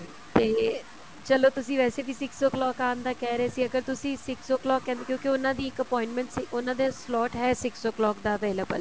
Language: Punjabi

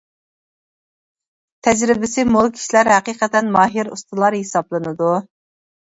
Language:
Uyghur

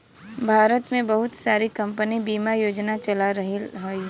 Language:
Bhojpuri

